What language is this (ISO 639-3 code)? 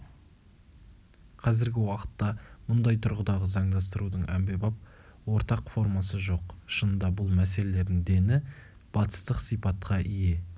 kaz